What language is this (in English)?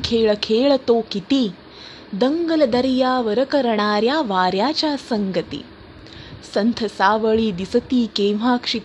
Marathi